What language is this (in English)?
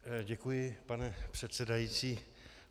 Czech